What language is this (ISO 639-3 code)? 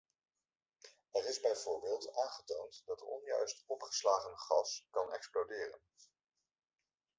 nld